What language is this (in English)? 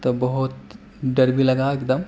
Urdu